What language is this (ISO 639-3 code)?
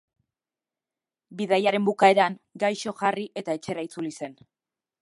eus